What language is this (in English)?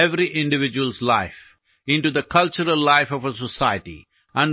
Malayalam